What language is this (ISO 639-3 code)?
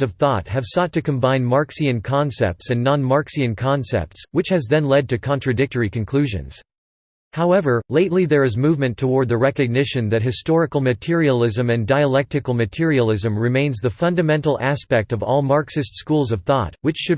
eng